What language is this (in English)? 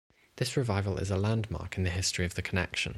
English